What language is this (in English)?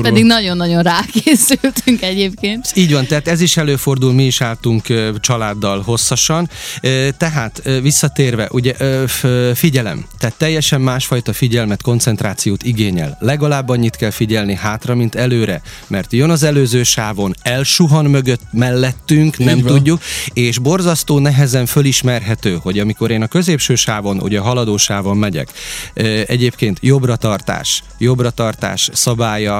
Hungarian